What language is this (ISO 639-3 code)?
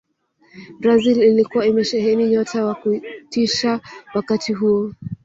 swa